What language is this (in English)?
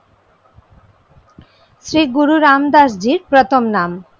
Bangla